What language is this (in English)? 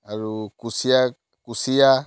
Assamese